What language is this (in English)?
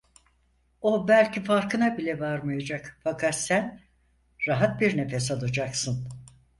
Turkish